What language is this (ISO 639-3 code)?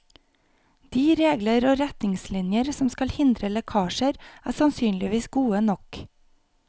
nor